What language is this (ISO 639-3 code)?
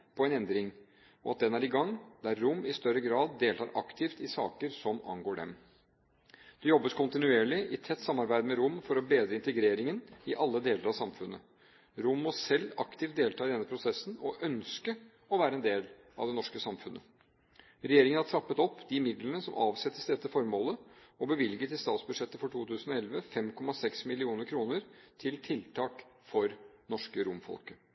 nob